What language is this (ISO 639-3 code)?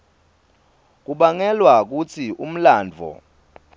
ssw